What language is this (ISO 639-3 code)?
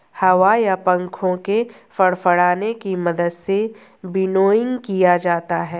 hin